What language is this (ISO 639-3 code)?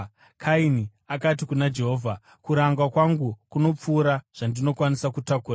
sna